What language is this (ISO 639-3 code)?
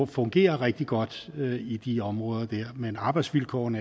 dan